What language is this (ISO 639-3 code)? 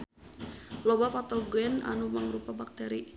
sun